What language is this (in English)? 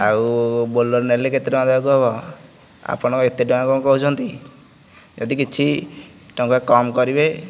Odia